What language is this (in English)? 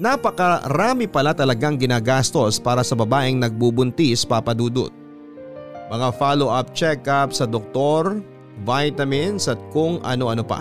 Filipino